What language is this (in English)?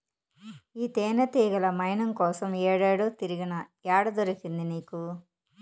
Telugu